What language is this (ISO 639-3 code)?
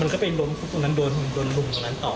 tha